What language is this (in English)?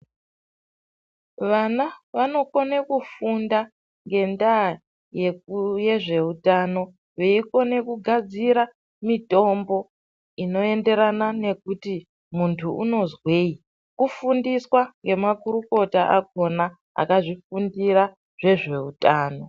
Ndau